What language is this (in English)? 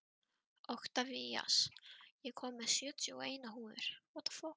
Icelandic